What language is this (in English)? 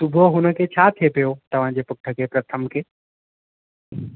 Sindhi